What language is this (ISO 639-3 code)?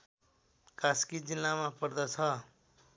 nep